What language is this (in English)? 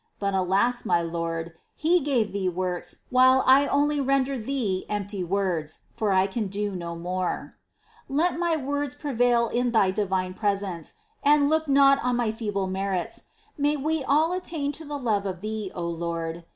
English